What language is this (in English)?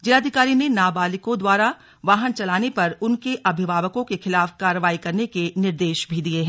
Hindi